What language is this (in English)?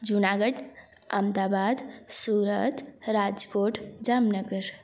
Sindhi